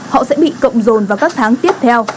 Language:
Vietnamese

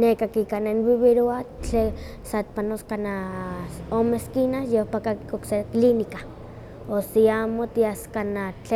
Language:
Huaxcaleca Nahuatl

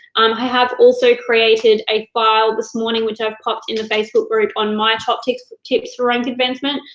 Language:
English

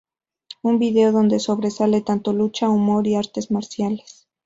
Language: Spanish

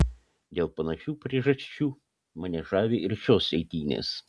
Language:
Lithuanian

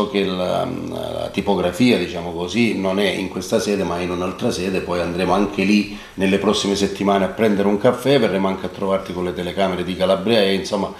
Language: Italian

